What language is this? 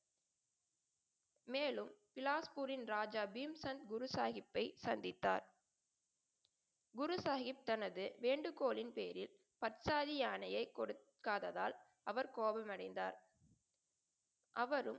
Tamil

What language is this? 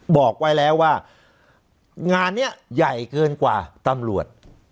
Thai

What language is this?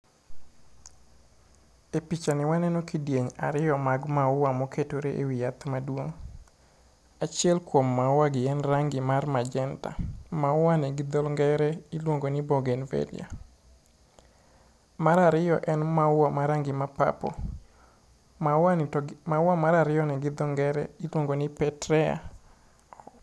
Luo (Kenya and Tanzania)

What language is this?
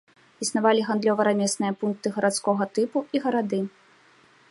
Belarusian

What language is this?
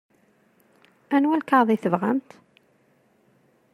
Kabyle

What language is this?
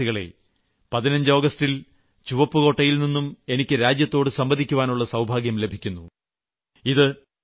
Malayalam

